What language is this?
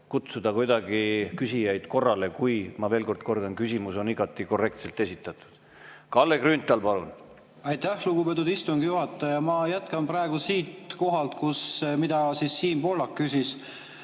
Estonian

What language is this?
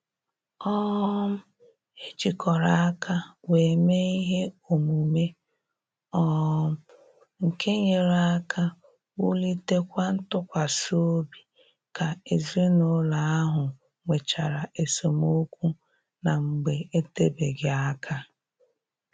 Igbo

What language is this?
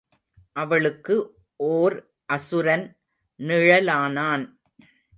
Tamil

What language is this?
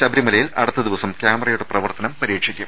Malayalam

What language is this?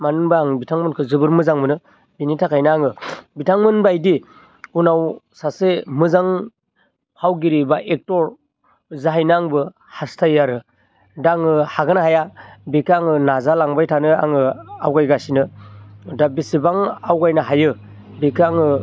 Bodo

